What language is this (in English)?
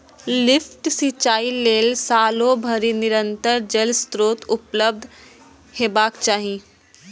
Maithili